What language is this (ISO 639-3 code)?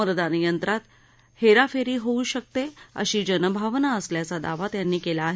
mar